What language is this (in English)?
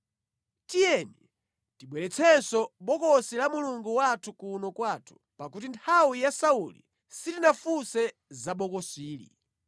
Nyanja